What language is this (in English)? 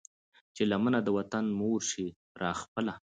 Pashto